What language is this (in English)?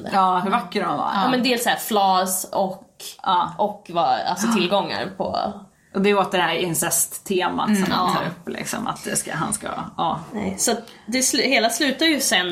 Swedish